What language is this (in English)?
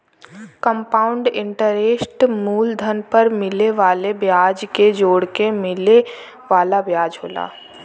Bhojpuri